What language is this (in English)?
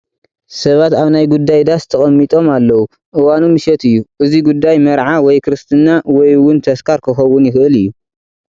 Tigrinya